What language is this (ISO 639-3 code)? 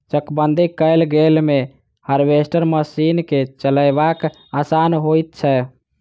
mai